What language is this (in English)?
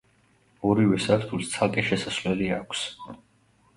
Georgian